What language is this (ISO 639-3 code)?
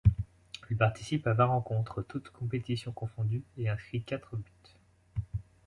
fra